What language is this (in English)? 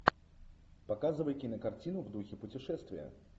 Russian